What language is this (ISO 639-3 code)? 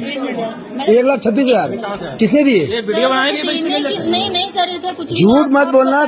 hin